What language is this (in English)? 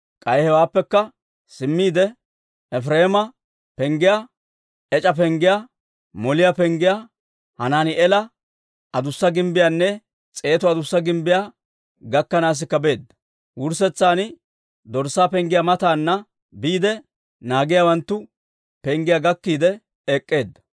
Dawro